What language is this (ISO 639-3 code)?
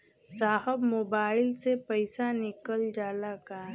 bho